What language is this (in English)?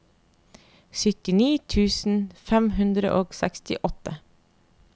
Norwegian